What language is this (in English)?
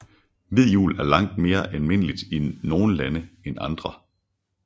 Danish